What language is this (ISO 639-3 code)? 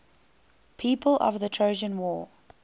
eng